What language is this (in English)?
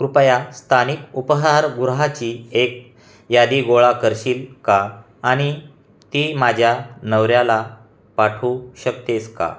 Marathi